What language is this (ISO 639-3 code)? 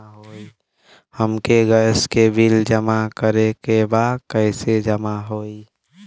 bho